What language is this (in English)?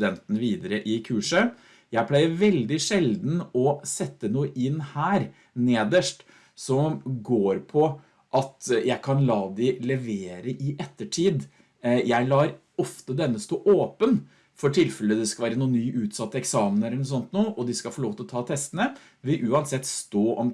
Norwegian